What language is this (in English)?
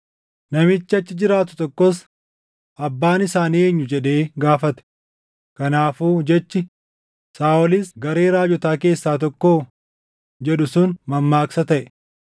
Oromo